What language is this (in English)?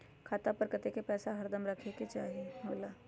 Magahi